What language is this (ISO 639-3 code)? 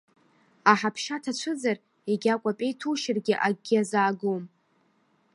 abk